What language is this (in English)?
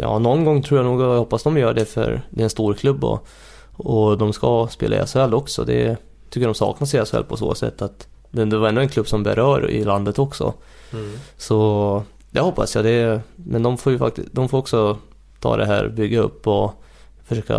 Swedish